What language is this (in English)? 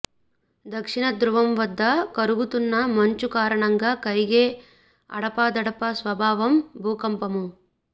Telugu